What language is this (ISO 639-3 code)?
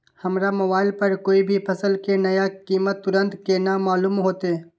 mai